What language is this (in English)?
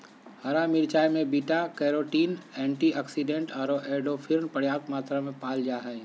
Magahi